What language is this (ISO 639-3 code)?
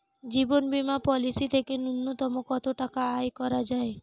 ben